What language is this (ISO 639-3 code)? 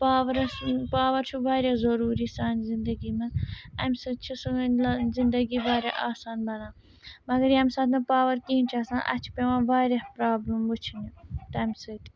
kas